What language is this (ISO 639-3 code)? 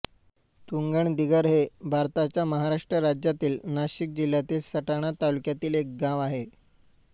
mar